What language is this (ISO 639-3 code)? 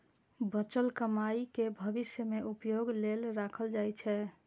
mai